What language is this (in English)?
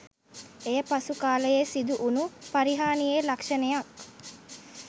Sinhala